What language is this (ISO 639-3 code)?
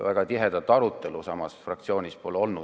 est